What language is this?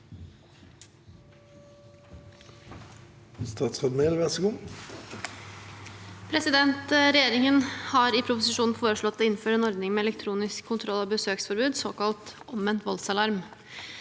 Norwegian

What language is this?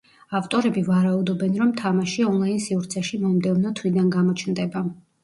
Georgian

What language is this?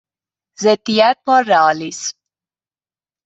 Persian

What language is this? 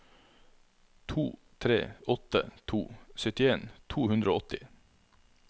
Norwegian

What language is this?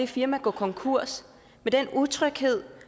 Danish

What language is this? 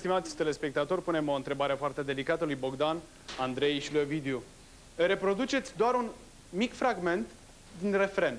Romanian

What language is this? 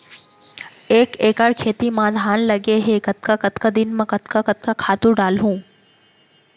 Chhattisgarhi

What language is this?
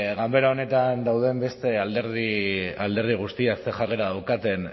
Basque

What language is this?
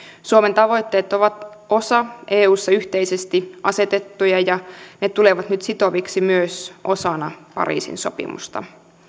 Finnish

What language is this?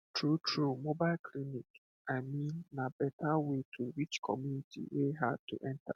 Nigerian Pidgin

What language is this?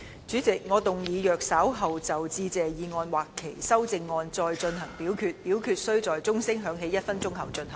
Cantonese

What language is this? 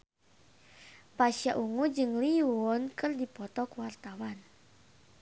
Sundanese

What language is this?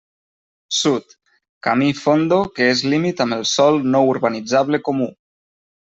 Catalan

